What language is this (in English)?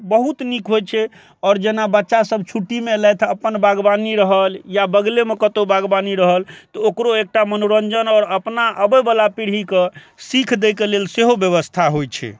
Maithili